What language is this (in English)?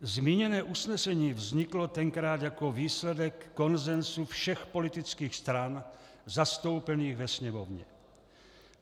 Czech